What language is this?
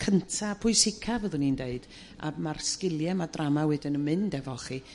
Welsh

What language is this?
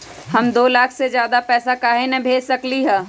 Magahi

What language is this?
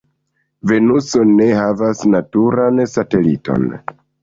Esperanto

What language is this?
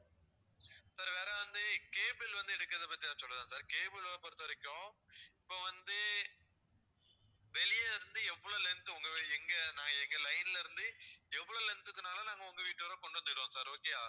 Tamil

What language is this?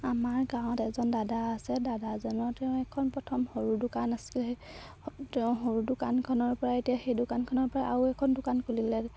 Assamese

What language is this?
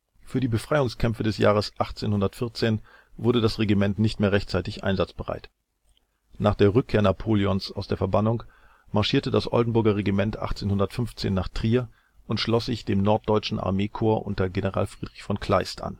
German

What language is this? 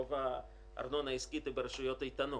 Hebrew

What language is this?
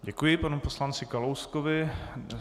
Czech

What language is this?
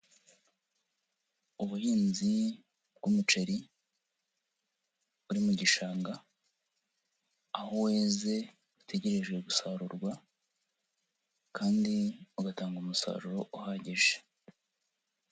Kinyarwanda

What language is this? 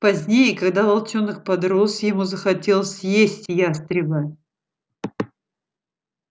Russian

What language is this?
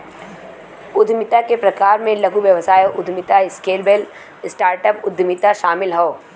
Bhojpuri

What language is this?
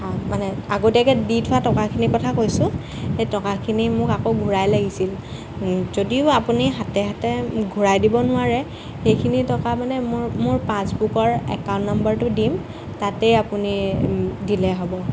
Assamese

